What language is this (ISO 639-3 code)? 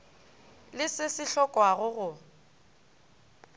nso